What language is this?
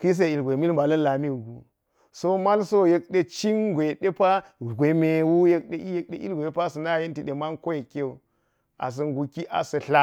Geji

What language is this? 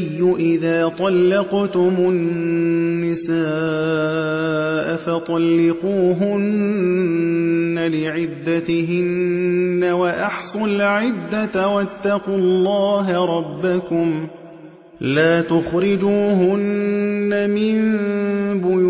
Arabic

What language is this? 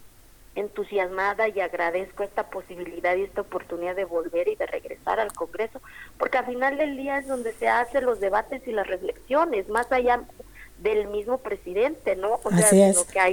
Spanish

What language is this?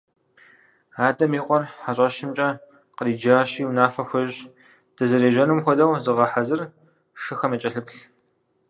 Kabardian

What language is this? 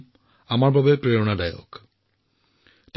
Assamese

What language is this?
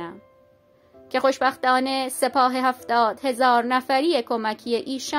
Persian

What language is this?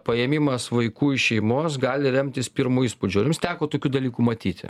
Lithuanian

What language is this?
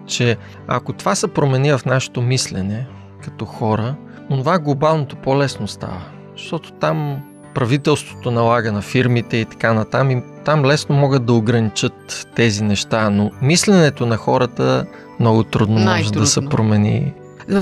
Bulgarian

